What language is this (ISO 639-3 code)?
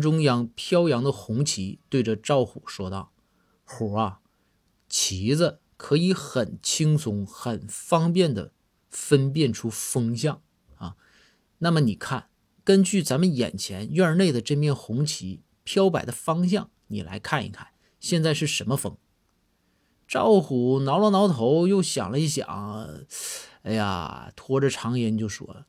zho